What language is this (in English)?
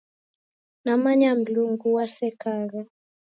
Taita